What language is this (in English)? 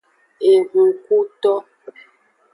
Aja (Benin)